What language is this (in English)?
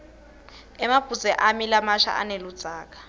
Swati